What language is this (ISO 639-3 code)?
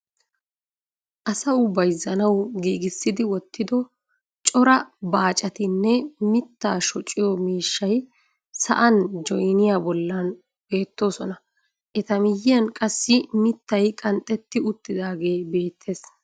wal